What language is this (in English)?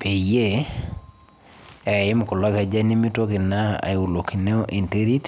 Masai